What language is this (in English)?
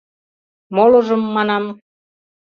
Mari